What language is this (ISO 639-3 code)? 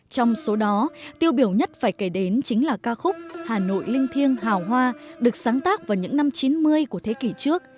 vie